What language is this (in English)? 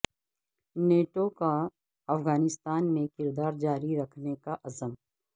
Urdu